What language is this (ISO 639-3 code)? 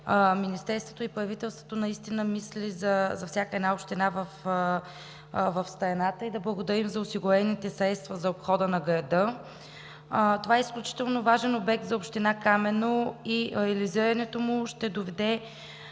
bul